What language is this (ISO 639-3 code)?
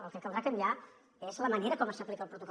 cat